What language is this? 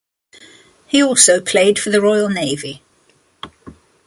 English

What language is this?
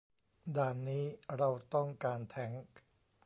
Thai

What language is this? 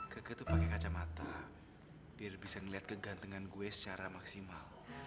Indonesian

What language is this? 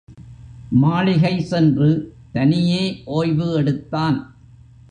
Tamil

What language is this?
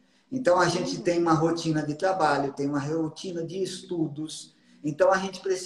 Portuguese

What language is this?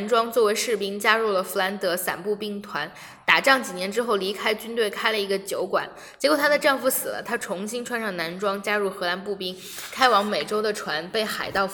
Chinese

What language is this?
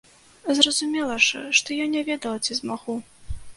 Belarusian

